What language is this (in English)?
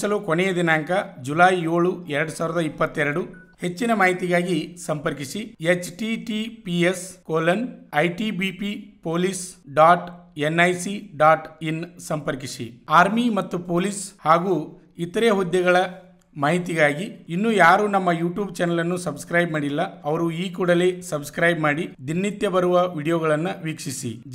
Kannada